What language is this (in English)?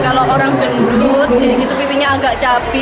Indonesian